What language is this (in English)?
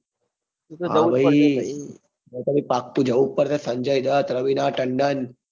Gujarati